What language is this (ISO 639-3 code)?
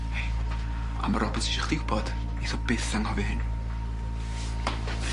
cym